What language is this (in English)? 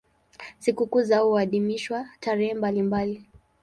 Swahili